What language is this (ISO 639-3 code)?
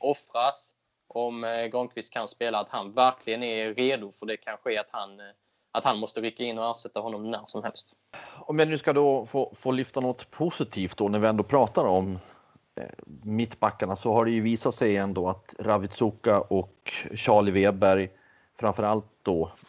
swe